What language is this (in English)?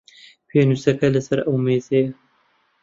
Central Kurdish